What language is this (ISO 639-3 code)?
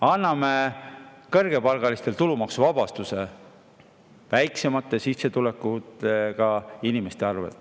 est